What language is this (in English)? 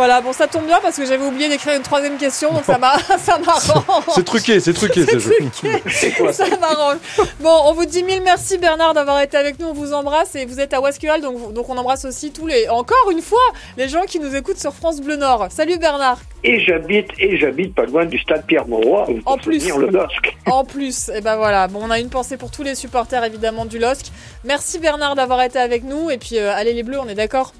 French